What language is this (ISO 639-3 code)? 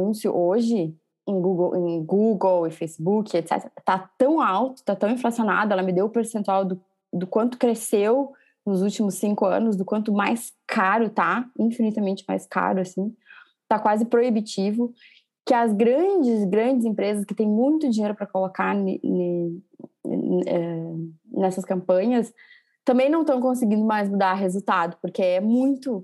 por